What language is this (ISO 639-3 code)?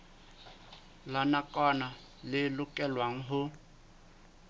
sot